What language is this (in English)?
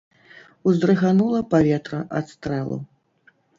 Belarusian